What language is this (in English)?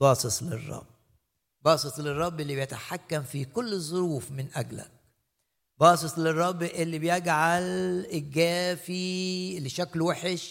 Arabic